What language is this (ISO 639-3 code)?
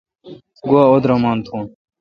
xka